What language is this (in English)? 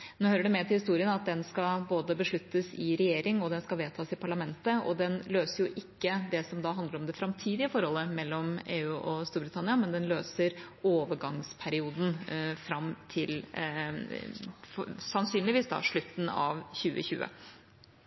Norwegian Bokmål